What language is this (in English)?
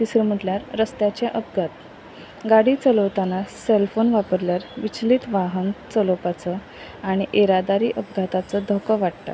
Konkani